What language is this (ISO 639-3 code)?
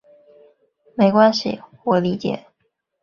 zho